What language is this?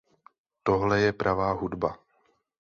Czech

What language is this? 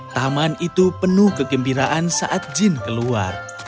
Indonesian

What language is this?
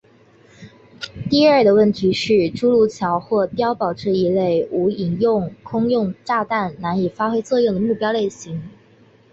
Chinese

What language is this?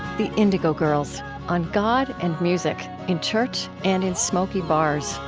English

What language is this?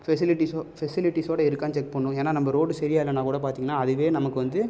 Tamil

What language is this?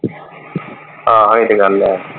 Punjabi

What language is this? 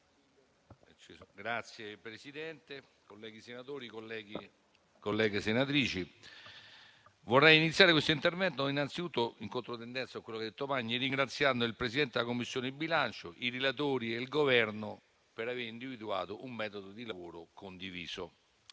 Italian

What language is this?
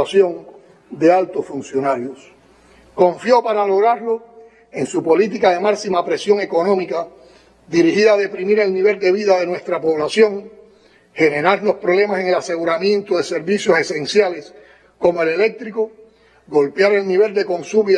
Spanish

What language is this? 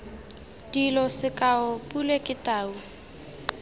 Tswana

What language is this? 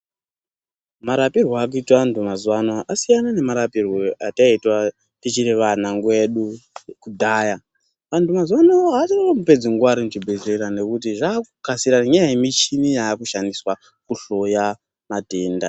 Ndau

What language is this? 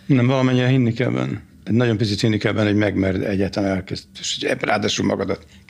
Hungarian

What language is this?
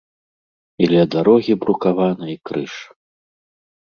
Belarusian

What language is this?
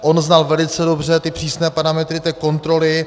Czech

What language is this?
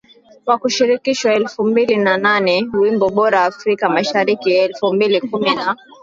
Swahili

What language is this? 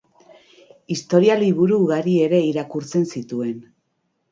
Basque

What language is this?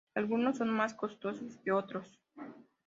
Spanish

